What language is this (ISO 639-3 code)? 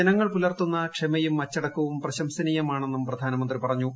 mal